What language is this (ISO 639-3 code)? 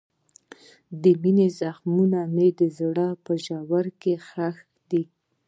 pus